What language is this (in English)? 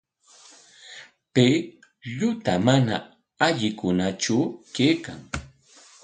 Corongo Ancash Quechua